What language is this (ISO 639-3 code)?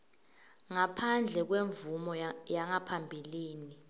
ssw